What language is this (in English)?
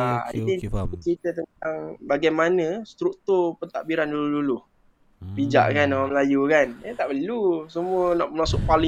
Malay